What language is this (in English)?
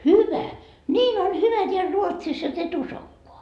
Finnish